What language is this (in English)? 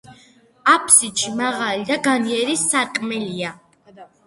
Georgian